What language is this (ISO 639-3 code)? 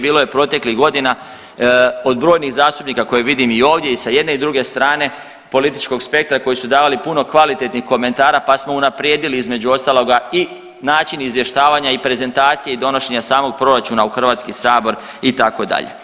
hrv